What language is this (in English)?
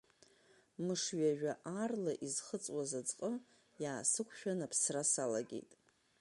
Abkhazian